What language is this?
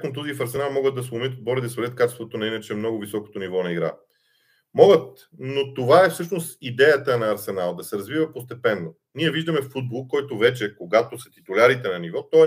Bulgarian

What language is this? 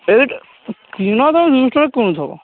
Odia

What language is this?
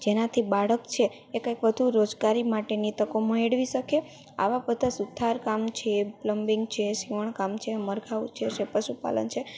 Gujarati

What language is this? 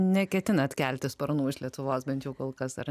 Lithuanian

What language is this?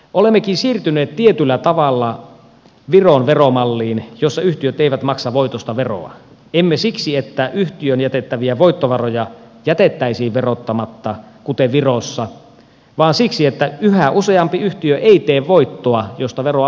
Finnish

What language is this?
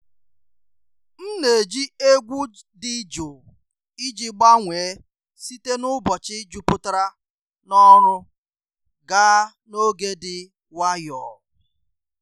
Igbo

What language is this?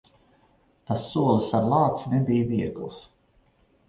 Latvian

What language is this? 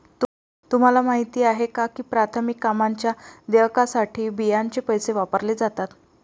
Marathi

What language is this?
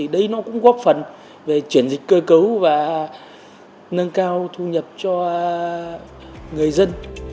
Vietnamese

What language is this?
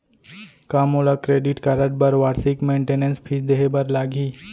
Chhattisgarhi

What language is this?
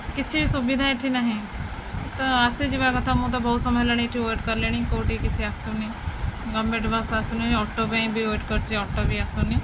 Odia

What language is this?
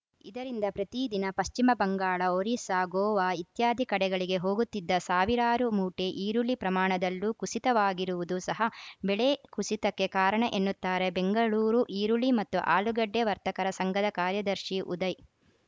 Kannada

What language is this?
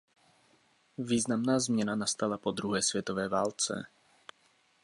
Czech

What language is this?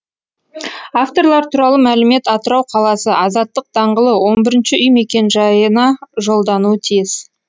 Kazakh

